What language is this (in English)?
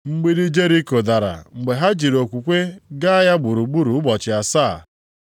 Igbo